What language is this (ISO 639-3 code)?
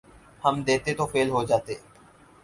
urd